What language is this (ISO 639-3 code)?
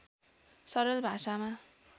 nep